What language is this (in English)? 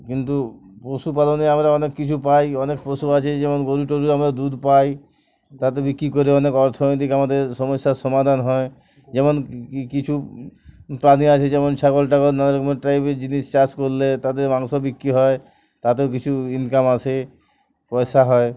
Bangla